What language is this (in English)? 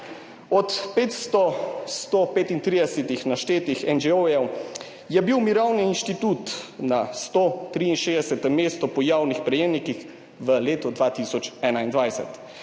Slovenian